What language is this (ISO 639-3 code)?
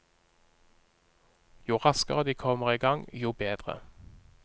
nor